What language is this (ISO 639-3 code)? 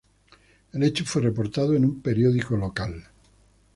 spa